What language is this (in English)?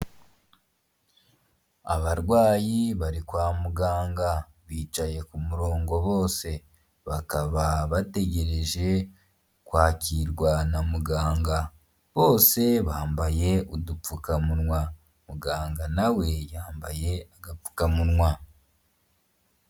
Kinyarwanda